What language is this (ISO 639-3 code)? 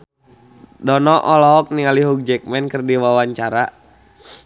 sun